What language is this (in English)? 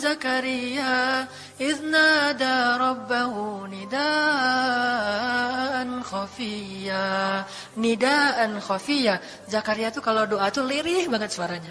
Indonesian